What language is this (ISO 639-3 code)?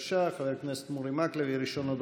heb